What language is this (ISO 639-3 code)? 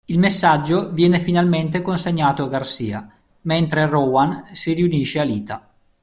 ita